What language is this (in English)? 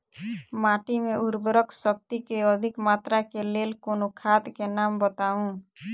Maithili